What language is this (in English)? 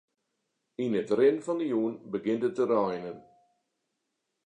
Western Frisian